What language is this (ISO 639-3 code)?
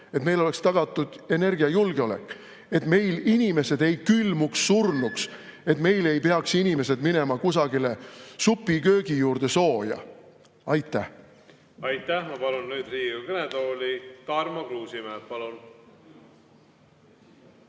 est